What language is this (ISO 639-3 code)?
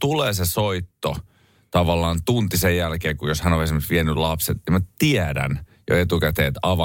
fin